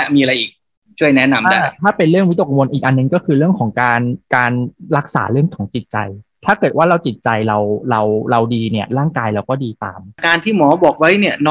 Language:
Thai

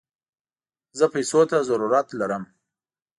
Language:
Pashto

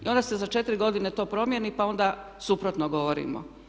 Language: Croatian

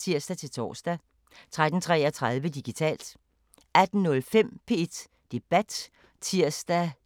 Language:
Danish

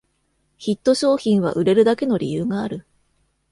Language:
Japanese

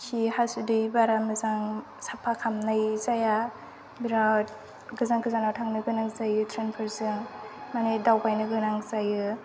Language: Bodo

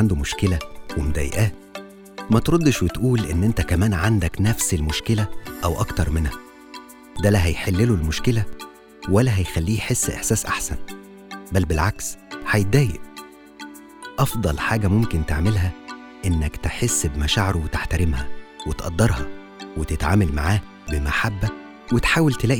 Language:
Arabic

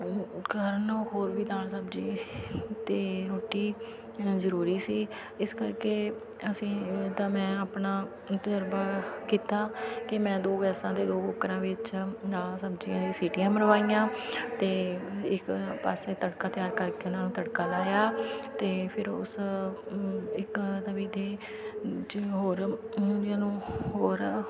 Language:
Punjabi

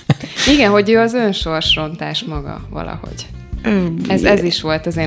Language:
Hungarian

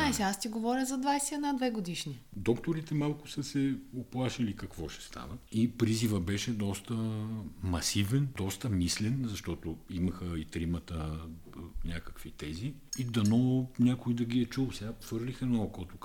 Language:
Bulgarian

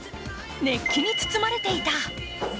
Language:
Japanese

